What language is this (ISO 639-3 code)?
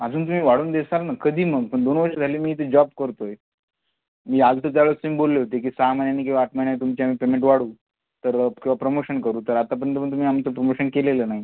mar